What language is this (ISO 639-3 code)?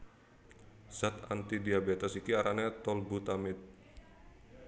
jav